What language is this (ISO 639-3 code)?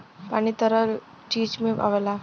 bho